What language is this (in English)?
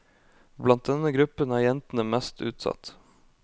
Norwegian